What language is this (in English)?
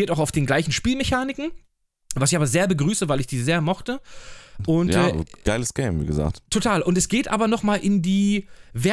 German